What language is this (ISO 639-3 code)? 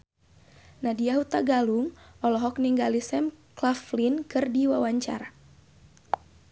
sun